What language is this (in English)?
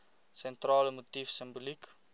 Afrikaans